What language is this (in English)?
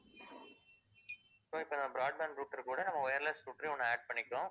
Tamil